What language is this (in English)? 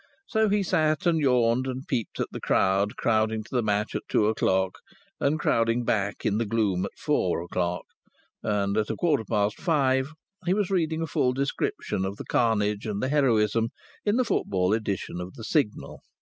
English